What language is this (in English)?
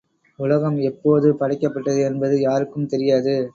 Tamil